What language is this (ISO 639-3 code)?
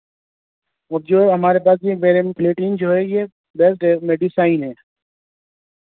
urd